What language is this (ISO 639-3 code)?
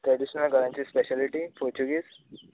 kok